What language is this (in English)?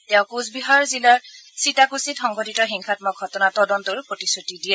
Assamese